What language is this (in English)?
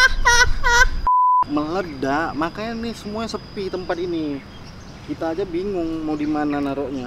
Indonesian